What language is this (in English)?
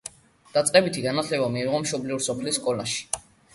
Georgian